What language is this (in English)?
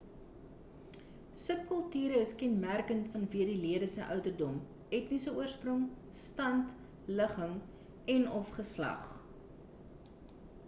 Afrikaans